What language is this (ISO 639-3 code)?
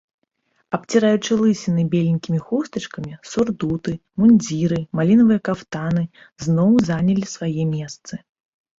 bel